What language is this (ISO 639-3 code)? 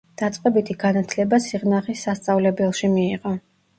kat